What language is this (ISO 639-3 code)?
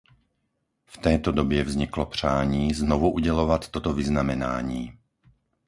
ces